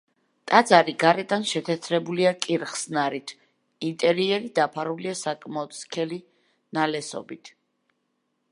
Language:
Georgian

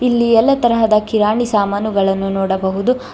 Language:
Kannada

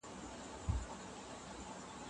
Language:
Pashto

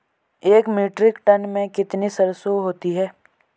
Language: Hindi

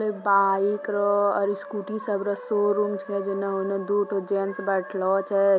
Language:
Magahi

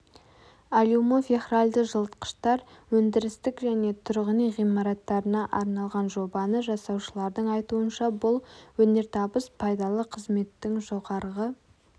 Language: Kazakh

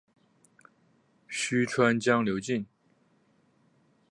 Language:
Chinese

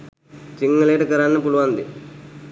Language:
Sinhala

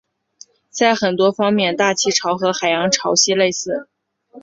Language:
Chinese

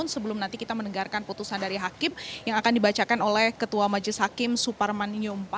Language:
Indonesian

